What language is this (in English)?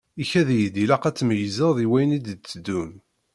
Kabyle